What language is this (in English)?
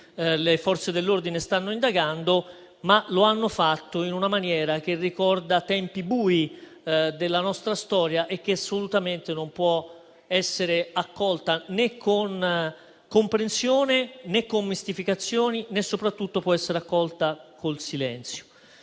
Italian